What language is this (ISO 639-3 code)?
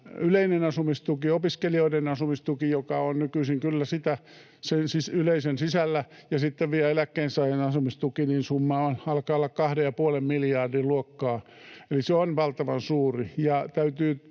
fin